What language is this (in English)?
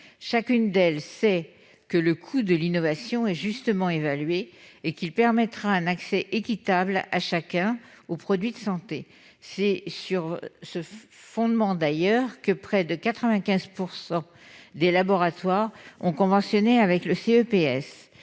French